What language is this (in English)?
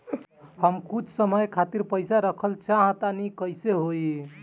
Bhojpuri